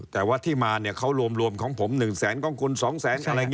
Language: Thai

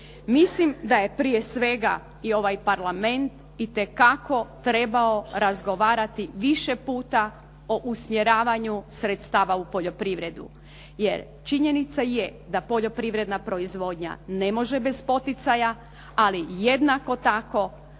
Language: Croatian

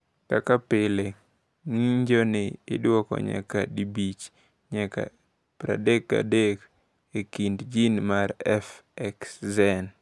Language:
Luo (Kenya and Tanzania)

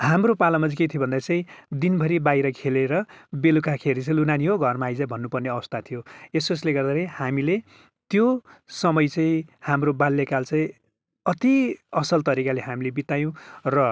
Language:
Nepali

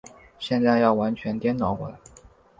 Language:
Chinese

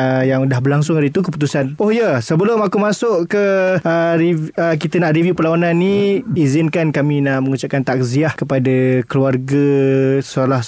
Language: Malay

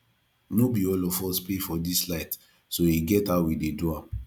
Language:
Nigerian Pidgin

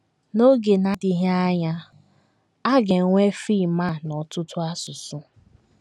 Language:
Igbo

